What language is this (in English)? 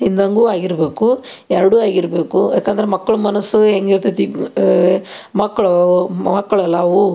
Kannada